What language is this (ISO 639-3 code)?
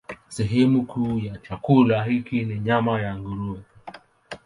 swa